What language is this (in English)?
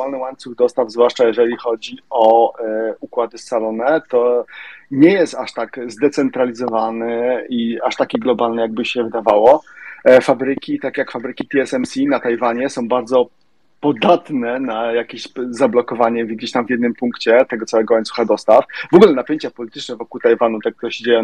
Polish